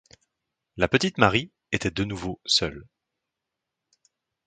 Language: French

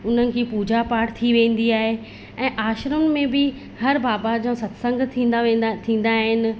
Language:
Sindhi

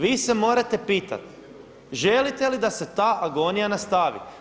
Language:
Croatian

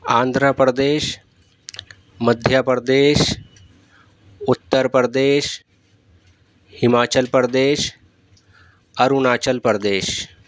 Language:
Urdu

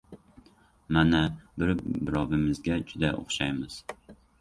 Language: Uzbek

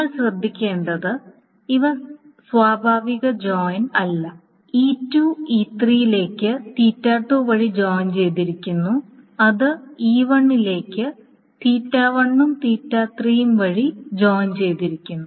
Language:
Malayalam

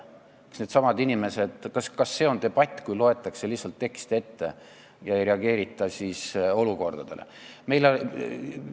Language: Estonian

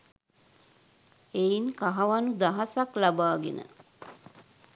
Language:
Sinhala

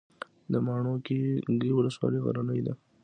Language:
Pashto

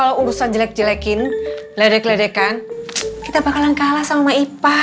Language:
Indonesian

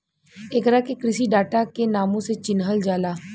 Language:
Bhojpuri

